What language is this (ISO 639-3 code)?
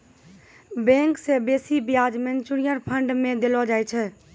mai